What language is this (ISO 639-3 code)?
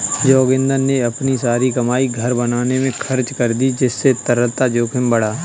hin